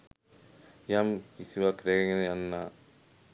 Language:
Sinhala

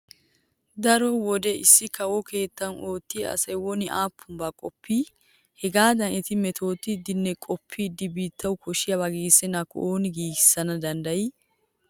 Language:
Wolaytta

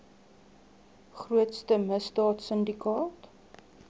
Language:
Afrikaans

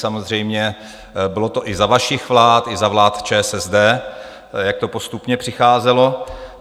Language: Czech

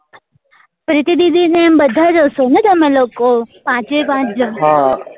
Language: Gujarati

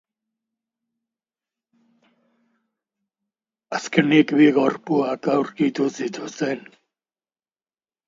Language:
Basque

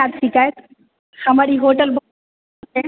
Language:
Maithili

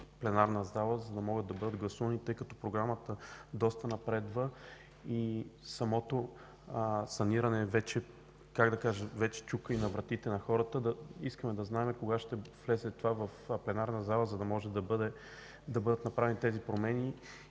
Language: Bulgarian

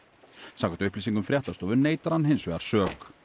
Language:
Icelandic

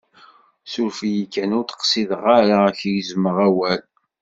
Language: Kabyle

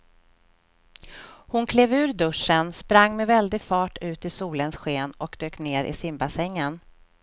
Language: Swedish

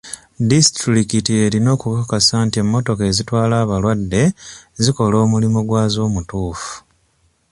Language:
Ganda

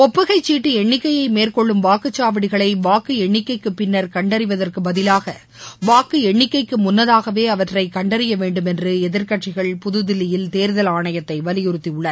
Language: Tamil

